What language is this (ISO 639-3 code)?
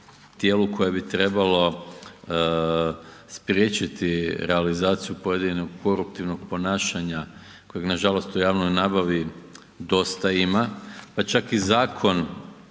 hrv